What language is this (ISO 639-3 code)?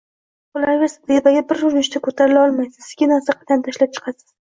uzb